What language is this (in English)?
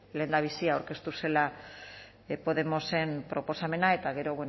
Basque